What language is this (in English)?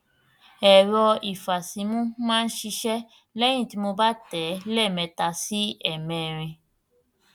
Yoruba